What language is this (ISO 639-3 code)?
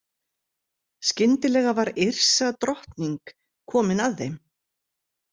isl